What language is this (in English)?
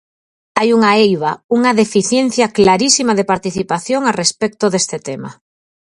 Galician